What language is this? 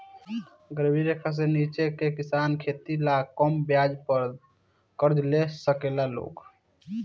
Bhojpuri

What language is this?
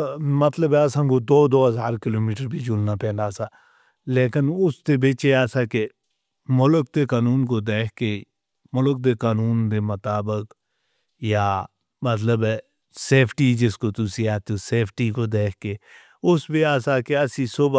Northern Hindko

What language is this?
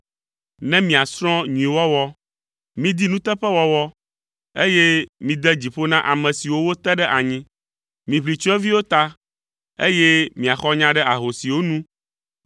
Ewe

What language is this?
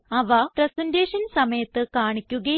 Malayalam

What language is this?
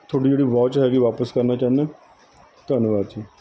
Punjabi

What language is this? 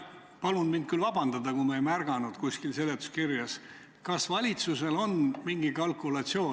Estonian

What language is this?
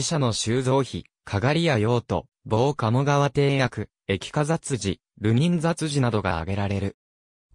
Japanese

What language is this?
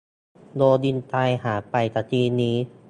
Thai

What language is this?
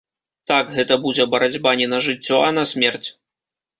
Belarusian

